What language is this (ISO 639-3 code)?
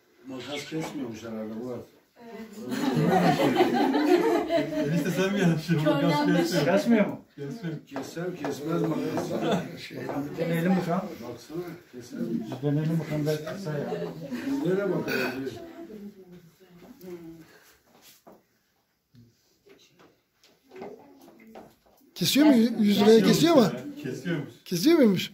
tur